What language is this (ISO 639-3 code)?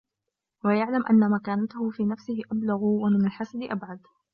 ara